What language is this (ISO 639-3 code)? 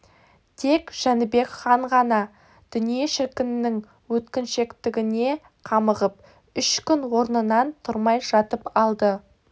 kaz